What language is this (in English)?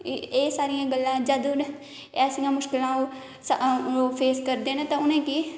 Dogri